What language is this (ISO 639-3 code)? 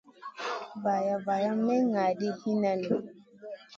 mcn